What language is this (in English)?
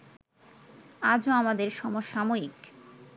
Bangla